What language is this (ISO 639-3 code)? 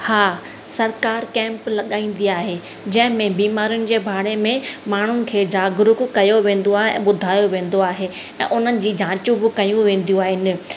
snd